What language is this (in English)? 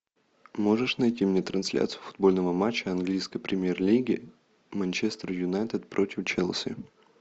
Russian